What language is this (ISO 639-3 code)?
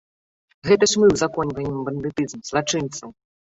bel